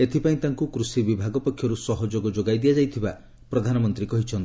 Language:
Odia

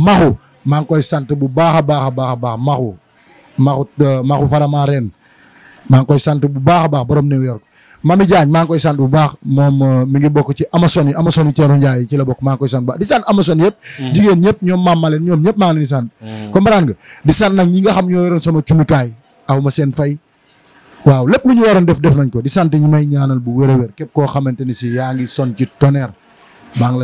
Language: Indonesian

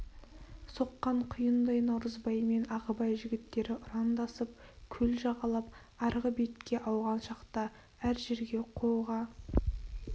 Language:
Kazakh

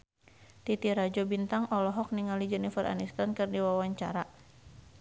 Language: Sundanese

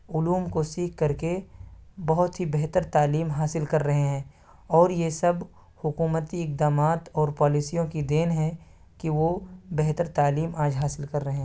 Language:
Urdu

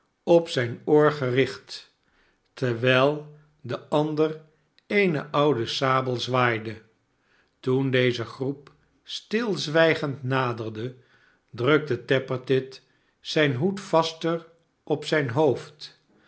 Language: Dutch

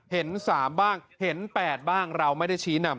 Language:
Thai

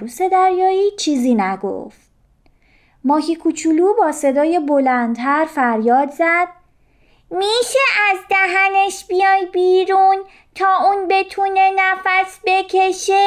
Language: Persian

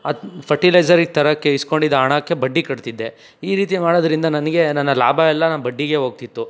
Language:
Kannada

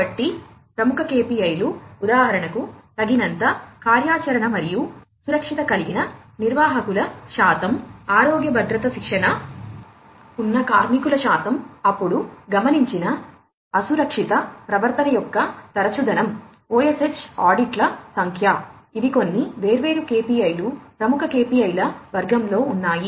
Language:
Telugu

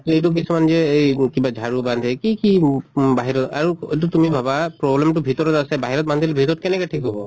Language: Assamese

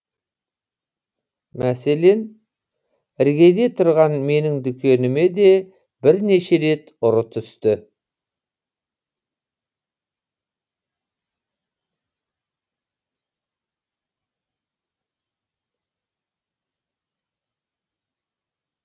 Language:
Kazakh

